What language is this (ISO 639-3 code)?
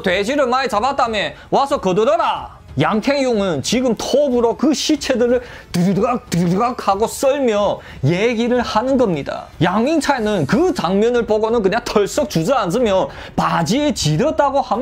kor